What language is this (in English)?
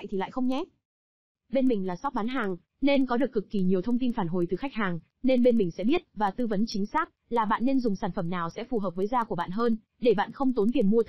Vietnamese